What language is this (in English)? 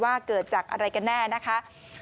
Thai